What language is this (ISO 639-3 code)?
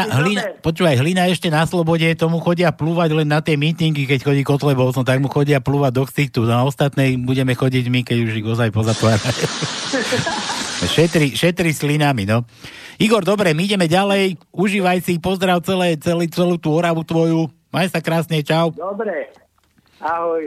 slk